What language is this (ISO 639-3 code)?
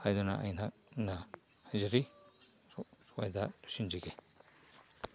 mni